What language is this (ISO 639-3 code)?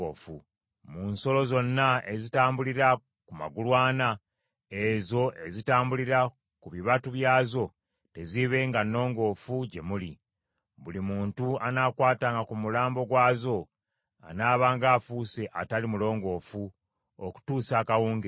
lug